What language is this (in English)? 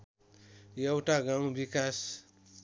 Nepali